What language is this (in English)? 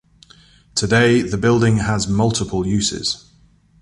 English